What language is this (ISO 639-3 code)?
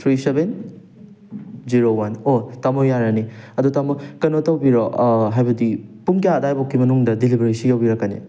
mni